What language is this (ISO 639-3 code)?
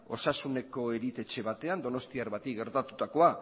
eus